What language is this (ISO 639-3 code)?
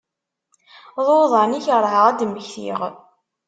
kab